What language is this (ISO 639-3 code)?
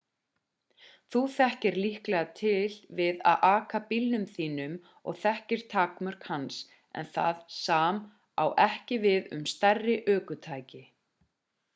isl